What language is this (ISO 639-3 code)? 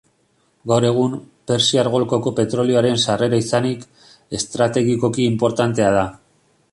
eus